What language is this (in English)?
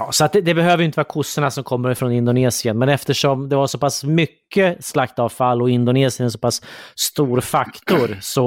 Swedish